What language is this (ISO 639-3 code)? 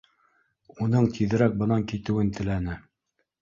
bak